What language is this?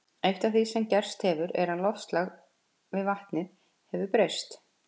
Icelandic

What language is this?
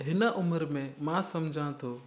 Sindhi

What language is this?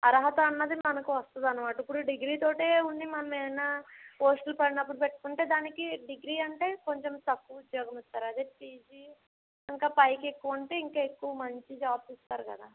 Telugu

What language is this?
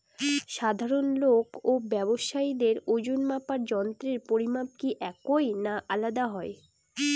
Bangla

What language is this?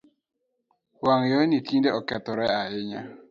Luo (Kenya and Tanzania)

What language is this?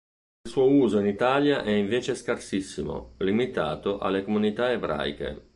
Italian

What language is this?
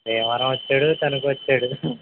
Telugu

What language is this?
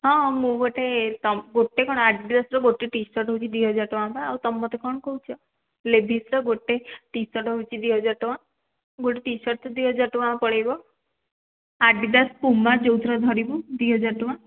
Odia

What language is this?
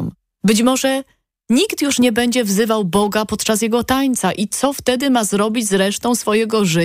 Polish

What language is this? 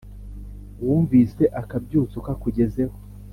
Kinyarwanda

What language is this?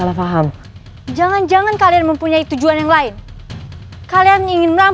Indonesian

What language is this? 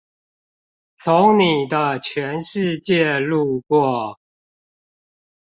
Chinese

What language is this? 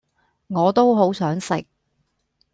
Cantonese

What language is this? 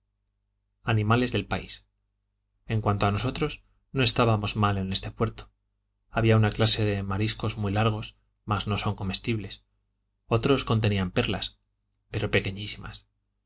Spanish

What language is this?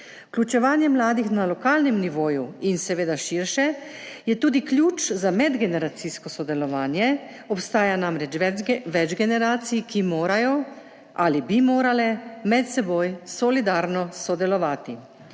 Slovenian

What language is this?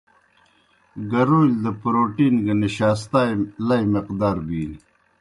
Kohistani Shina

